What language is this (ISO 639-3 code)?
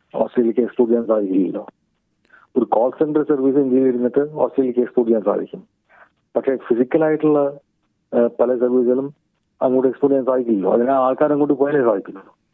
mal